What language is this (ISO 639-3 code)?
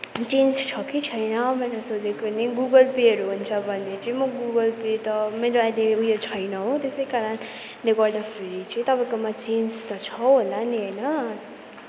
nep